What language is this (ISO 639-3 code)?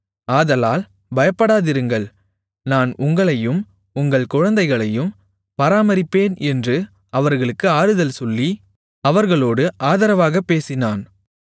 tam